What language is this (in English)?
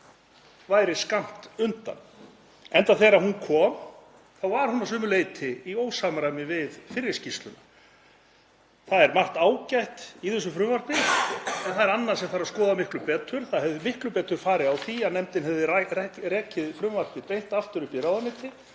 Icelandic